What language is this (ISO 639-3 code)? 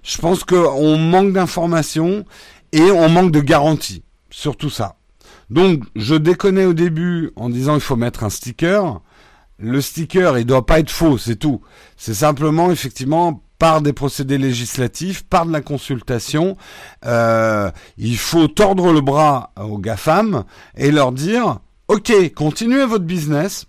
fra